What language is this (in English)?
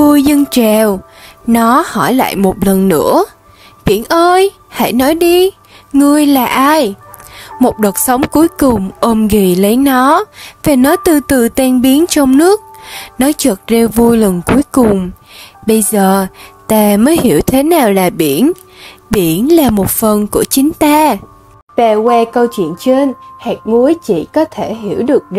Vietnamese